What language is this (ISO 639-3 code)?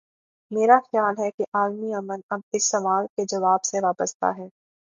urd